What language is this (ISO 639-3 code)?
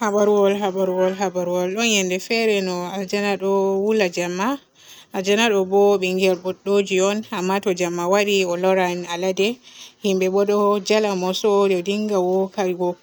fue